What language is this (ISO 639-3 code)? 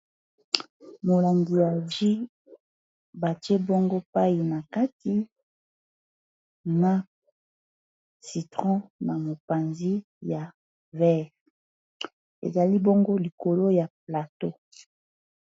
lin